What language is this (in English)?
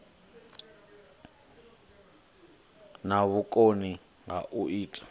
Venda